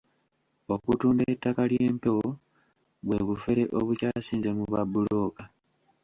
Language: Ganda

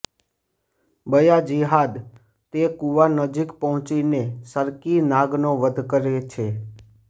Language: Gujarati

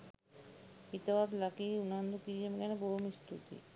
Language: Sinhala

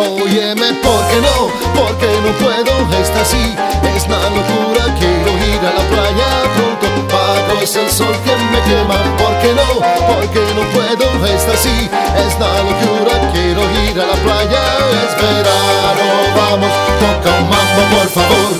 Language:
Romanian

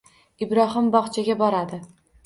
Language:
Uzbek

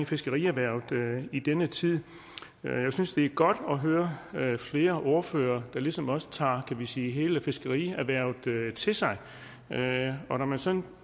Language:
Danish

